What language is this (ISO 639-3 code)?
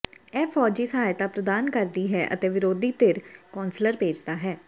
pan